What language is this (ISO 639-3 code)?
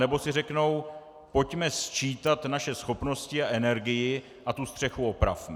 ces